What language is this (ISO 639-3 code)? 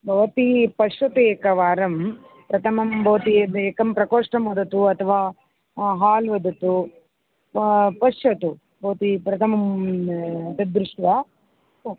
san